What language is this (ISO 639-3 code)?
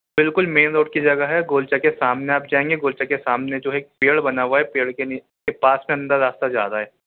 urd